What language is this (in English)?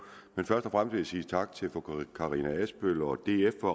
Danish